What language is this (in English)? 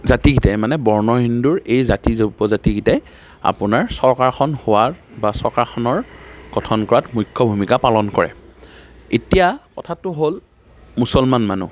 Assamese